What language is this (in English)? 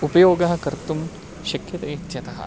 Sanskrit